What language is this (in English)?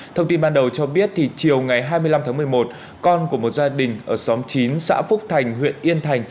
Vietnamese